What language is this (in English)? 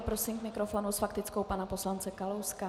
Czech